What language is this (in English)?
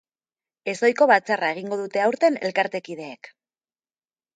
Basque